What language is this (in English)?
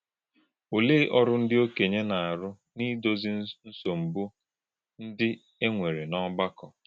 Igbo